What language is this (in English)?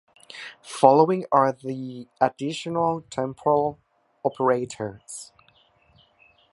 English